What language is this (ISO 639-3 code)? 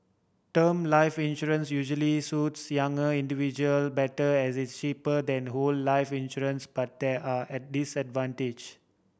eng